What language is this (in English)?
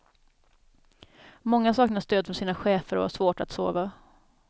Swedish